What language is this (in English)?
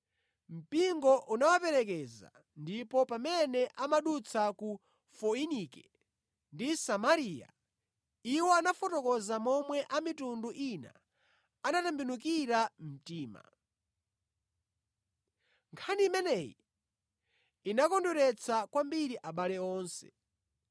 Nyanja